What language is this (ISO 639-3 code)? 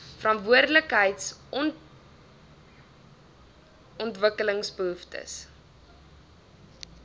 afr